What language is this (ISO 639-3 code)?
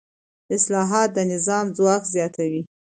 pus